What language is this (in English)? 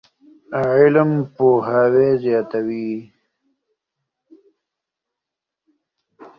Pashto